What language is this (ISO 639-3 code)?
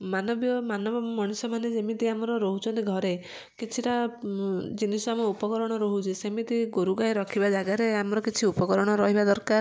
ori